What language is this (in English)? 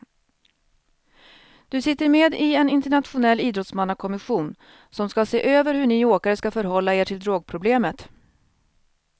Swedish